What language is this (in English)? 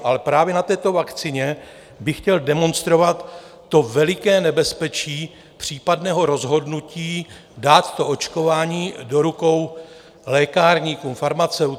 Czech